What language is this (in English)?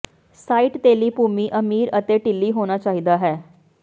Punjabi